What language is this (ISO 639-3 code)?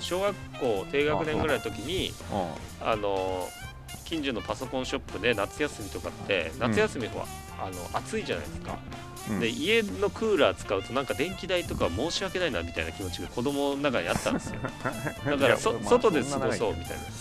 jpn